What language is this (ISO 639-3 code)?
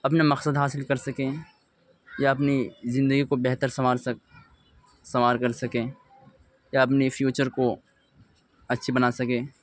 urd